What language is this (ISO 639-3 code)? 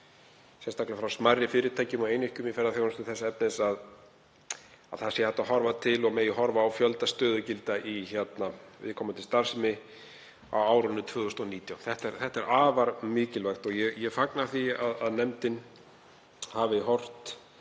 isl